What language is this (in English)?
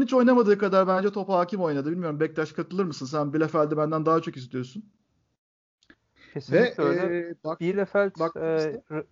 Turkish